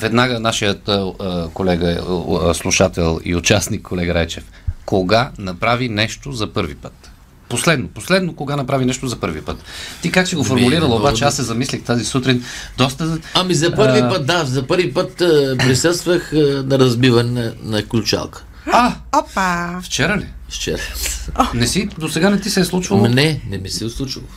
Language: Bulgarian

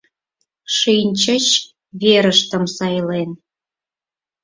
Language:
Mari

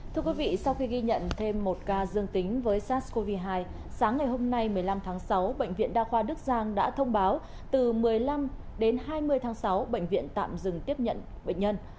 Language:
Vietnamese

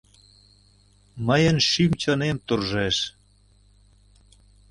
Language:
Mari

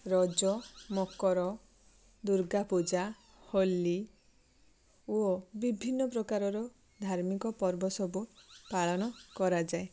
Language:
Odia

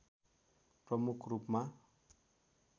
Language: Nepali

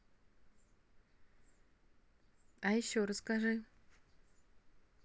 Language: Russian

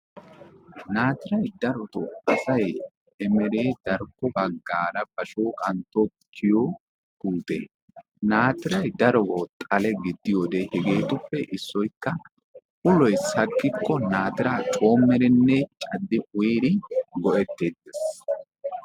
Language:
Wolaytta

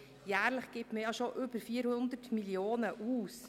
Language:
Swiss German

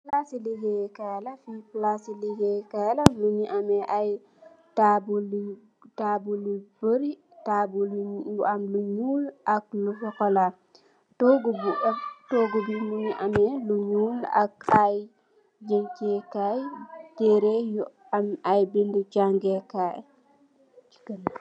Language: Wolof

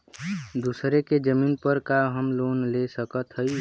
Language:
Bhojpuri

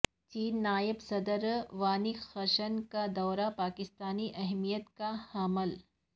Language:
Urdu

